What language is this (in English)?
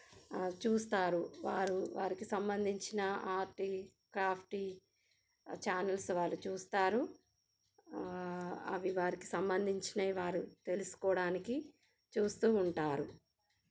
Telugu